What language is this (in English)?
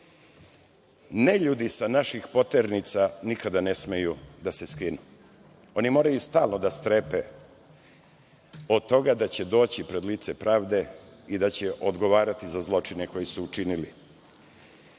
Serbian